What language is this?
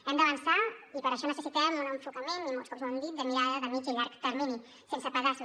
Catalan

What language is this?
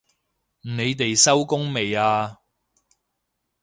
Cantonese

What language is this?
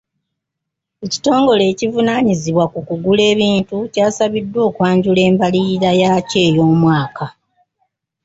Ganda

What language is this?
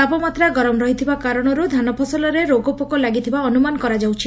Odia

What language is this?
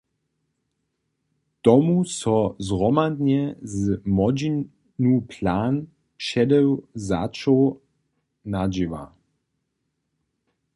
Upper Sorbian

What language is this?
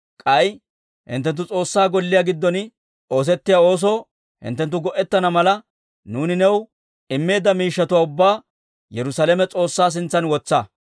Dawro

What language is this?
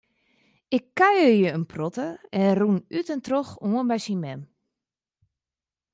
Western Frisian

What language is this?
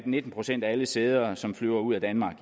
Danish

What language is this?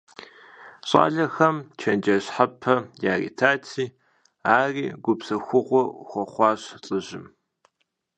Kabardian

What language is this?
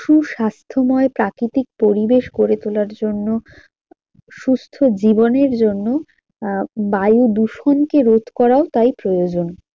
Bangla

